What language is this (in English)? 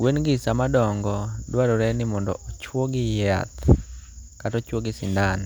Luo (Kenya and Tanzania)